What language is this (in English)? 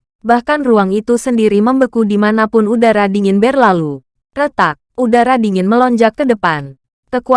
Indonesian